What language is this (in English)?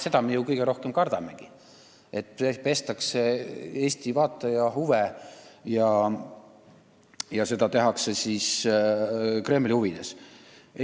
Estonian